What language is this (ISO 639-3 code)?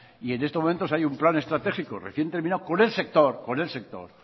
spa